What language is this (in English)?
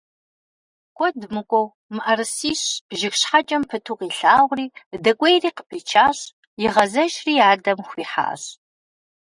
Kabardian